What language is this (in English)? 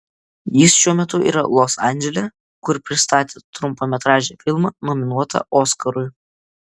Lithuanian